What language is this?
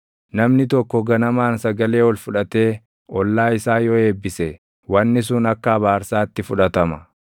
Oromo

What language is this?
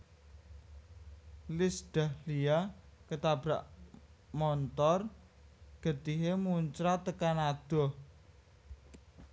Javanese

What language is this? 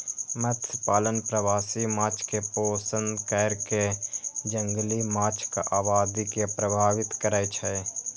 Maithili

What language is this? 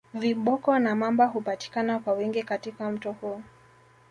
Swahili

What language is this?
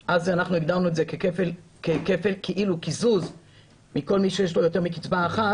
Hebrew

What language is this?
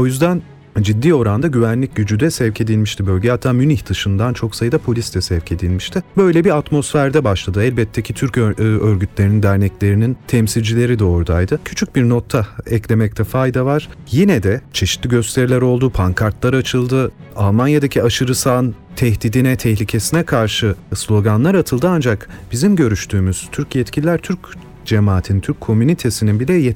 Turkish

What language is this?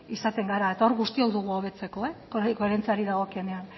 Basque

